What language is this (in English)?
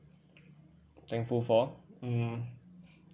English